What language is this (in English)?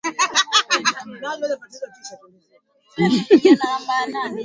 Swahili